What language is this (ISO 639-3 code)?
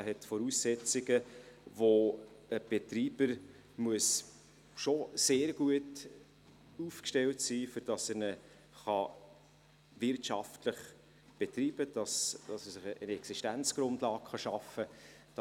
gsw